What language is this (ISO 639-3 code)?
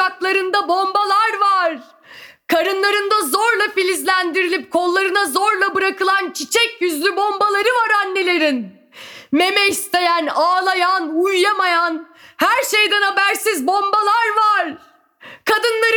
tur